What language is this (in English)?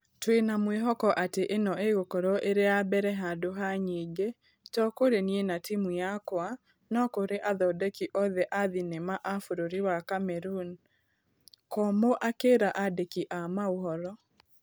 Kikuyu